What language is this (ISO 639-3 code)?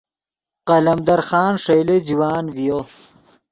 ydg